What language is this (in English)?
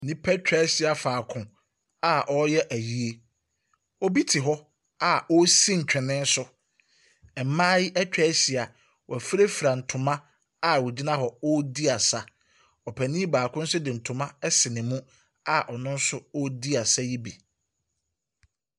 Akan